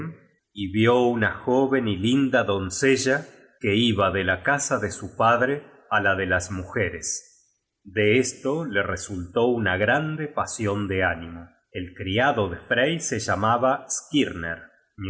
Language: Spanish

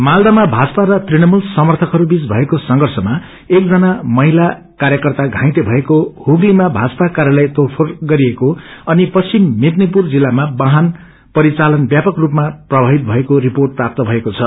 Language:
Nepali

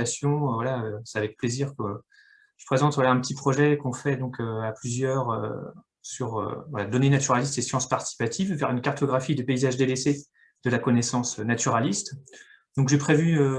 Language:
French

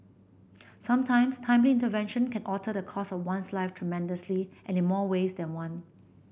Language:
English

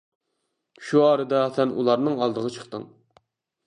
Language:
Uyghur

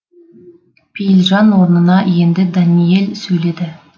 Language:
Kazakh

